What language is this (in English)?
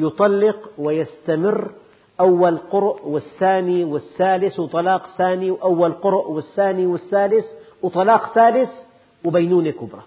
Arabic